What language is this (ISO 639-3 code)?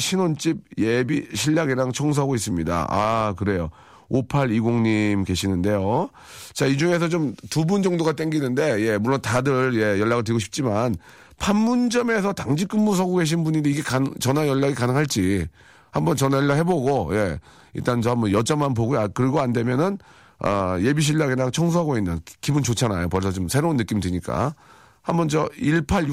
kor